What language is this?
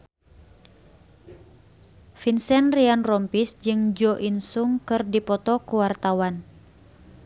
Sundanese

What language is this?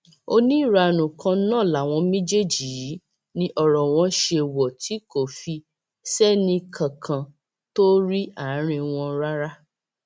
Yoruba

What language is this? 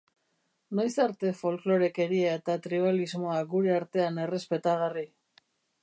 Basque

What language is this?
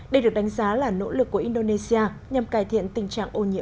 Vietnamese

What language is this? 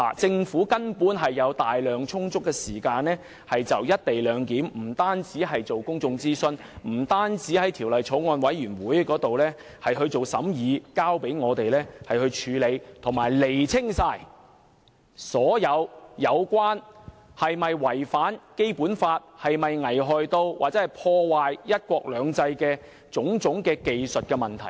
Cantonese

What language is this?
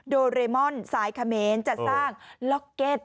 Thai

